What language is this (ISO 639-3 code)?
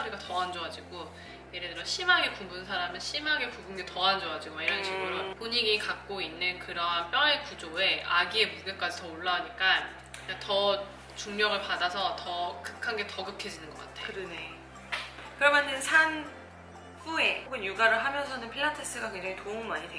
kor